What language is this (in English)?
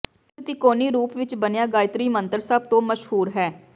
Punjabi